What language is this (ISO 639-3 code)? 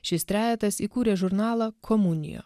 lit